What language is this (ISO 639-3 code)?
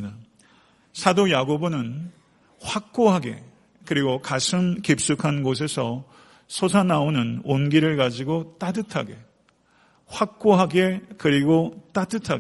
kor